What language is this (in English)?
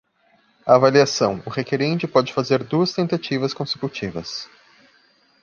Portuguese